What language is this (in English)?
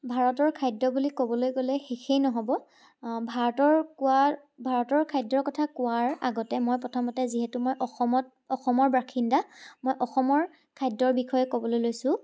Assamese